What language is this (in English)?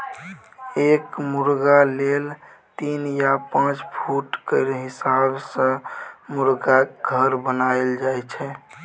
Maithili